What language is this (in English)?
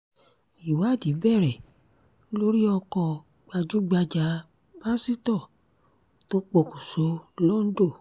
Yoruba